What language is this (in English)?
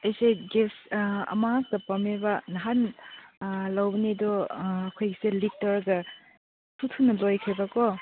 Manipuri